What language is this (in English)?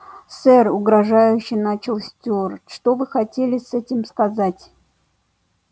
Russian